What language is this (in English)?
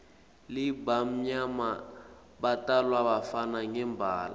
Swati